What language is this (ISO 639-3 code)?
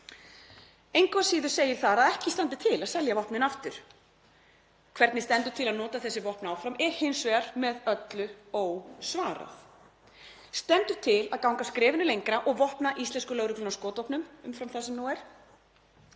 isl